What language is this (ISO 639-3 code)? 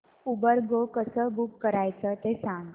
mar